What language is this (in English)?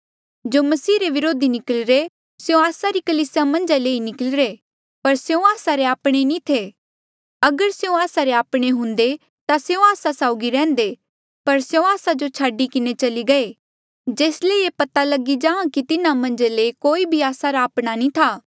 Mandeali